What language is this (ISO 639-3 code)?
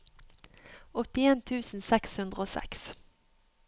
nor